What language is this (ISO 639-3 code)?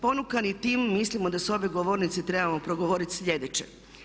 hrv